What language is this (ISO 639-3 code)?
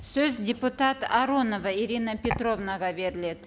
kaz